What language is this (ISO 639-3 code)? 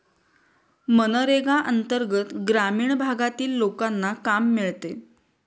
mar